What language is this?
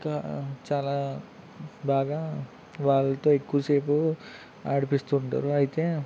Telugu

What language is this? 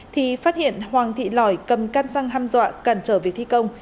Vietnamese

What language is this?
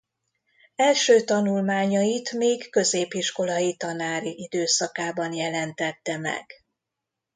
Hungarian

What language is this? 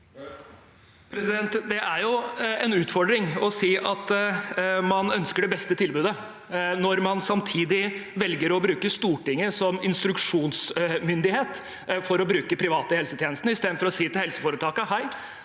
Norwegian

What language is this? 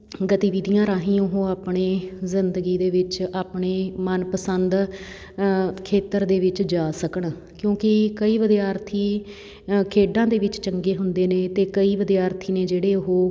Punjabi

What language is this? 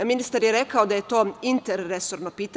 Serbian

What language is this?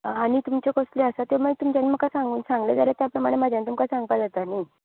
Konkani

